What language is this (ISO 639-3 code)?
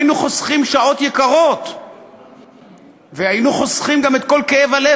heb